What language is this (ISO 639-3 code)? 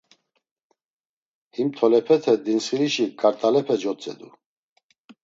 lzz